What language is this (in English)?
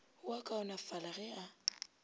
Northern Sotho